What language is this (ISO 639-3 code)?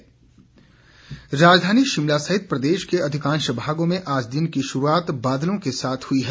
hin